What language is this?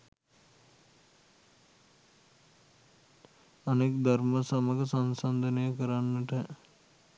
Sinhala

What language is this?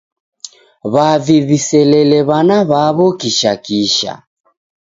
Taita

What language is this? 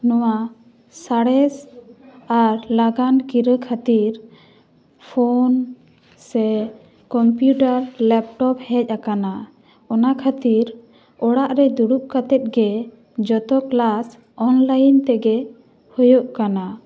Santali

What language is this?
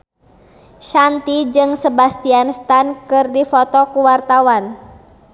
Sundanese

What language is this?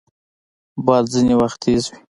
Pashto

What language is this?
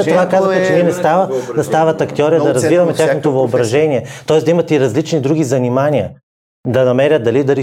Bulgarian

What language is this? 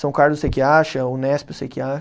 Portuguese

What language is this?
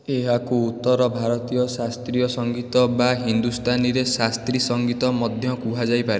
Odia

